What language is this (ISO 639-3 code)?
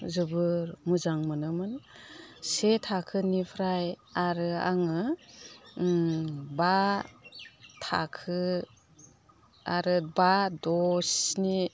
brx